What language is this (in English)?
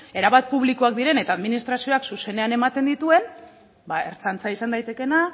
Basque